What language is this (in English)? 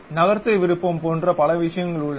Tamil